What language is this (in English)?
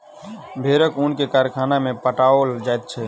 Maithili